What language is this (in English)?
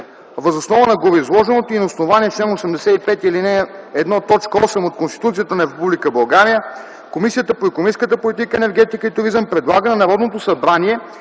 Bulgarian